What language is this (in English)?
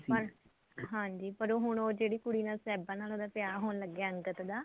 Punjabi